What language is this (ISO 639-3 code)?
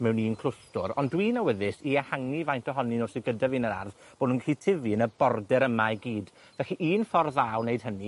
cym